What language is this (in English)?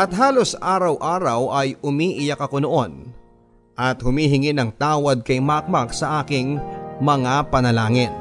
Filipino